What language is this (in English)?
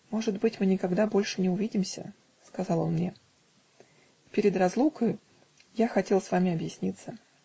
Russian